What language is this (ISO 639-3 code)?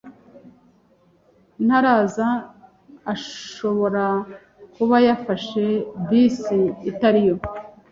kin